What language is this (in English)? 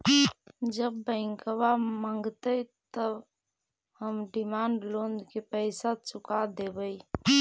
Magahi